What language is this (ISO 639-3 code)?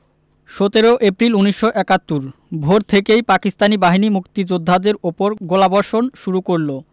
ben